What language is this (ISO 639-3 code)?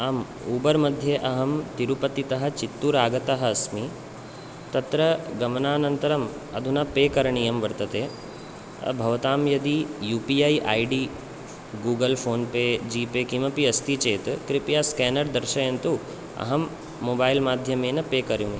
san